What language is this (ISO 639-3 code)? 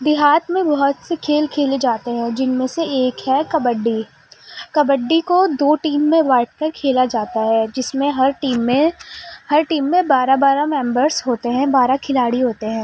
urd